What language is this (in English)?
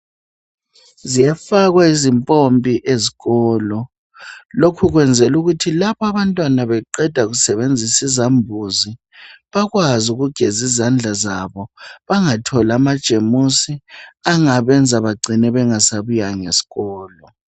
North Ndebele